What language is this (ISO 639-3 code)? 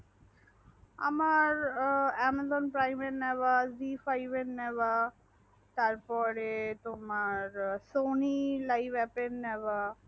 ben